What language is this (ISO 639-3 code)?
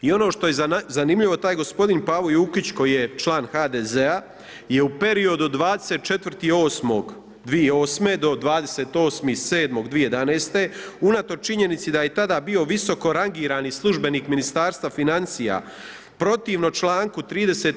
hrv